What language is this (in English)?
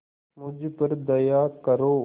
Hindi